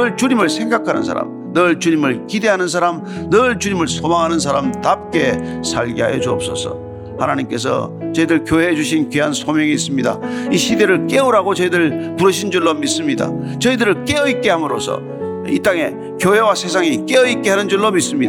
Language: Korean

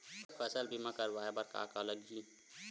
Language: Chhattisgarhi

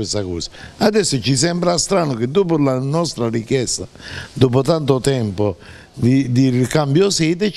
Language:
Italian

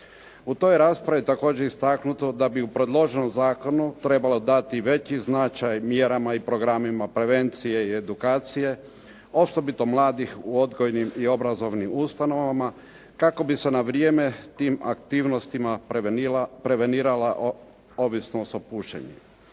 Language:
Croatian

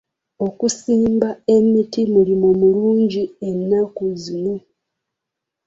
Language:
Ganda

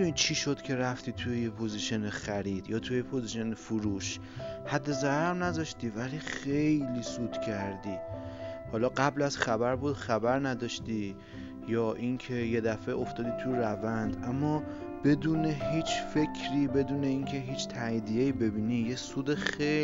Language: Persian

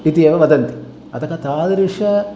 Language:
Sanskrit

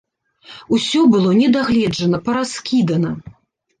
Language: Belarusian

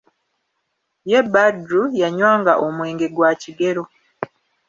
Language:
Ganda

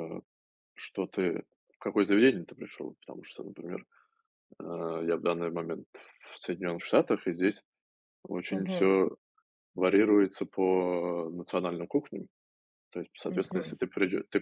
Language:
Russian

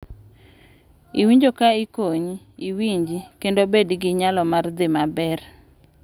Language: Luo (Kenya and Tanzania)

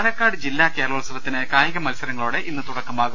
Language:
Malayalam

